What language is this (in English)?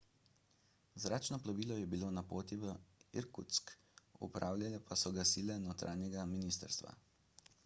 Slovenian